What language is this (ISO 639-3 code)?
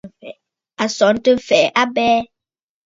bfd